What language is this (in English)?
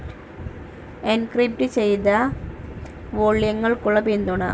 Malayalam